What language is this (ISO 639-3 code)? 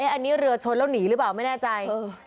tha